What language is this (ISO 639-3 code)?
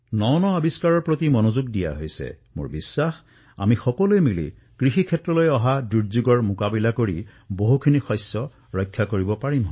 asm